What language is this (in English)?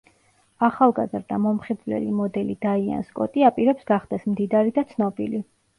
Georgian